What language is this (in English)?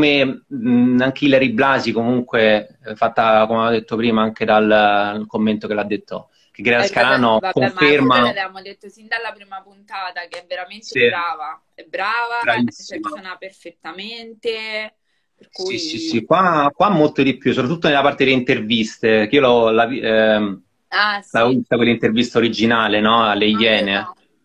Italian